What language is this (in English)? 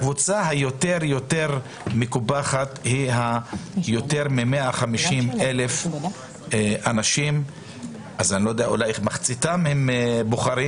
Hebrew